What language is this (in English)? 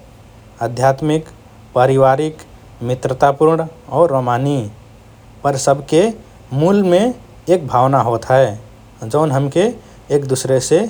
Rana Tharu